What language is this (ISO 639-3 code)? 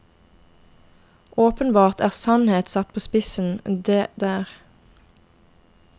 nor